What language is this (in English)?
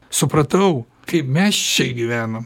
Lithuanian